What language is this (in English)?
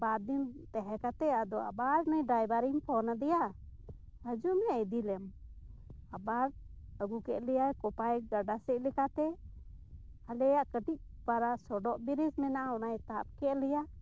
Santali